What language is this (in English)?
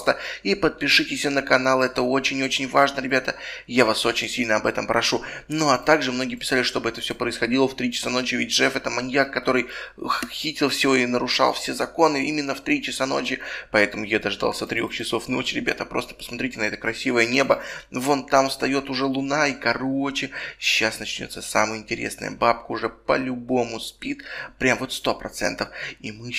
Russian